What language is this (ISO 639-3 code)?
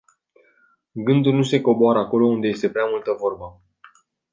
ron